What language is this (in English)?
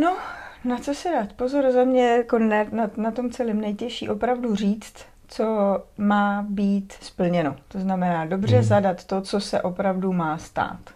Czech